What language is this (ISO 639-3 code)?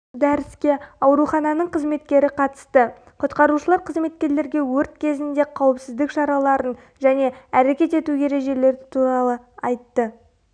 kaz